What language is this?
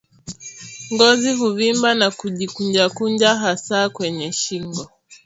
Swahili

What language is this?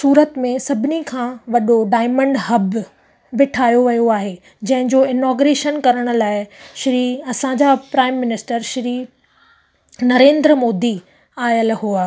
Sindhi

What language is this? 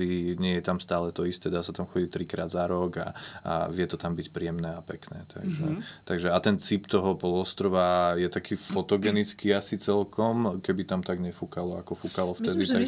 Slovak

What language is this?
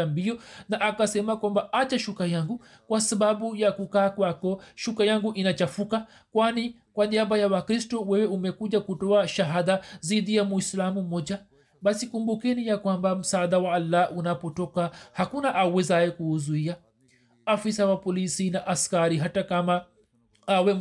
Swahili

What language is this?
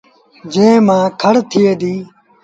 Sindhi Bhil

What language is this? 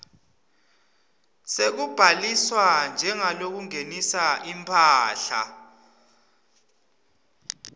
Swati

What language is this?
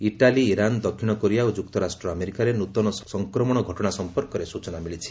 Odia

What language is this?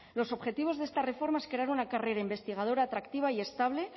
Spanish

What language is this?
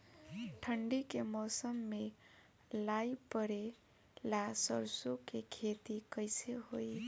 Bhojpuri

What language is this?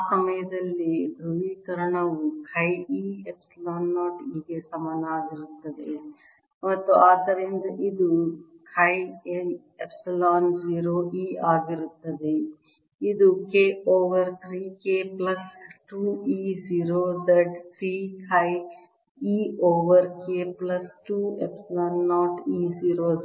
Kannada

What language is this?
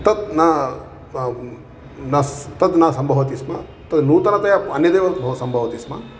Sanskrit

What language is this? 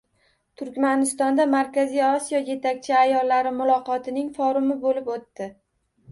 Uzbek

